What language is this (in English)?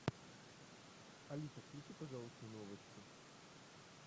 Russian